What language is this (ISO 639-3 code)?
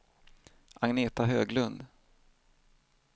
swe